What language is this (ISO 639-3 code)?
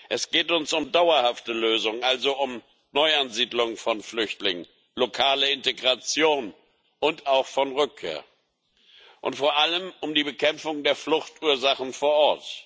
deu